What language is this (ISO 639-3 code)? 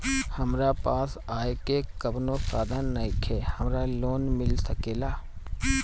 bho